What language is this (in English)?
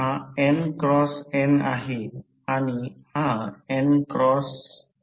Marathi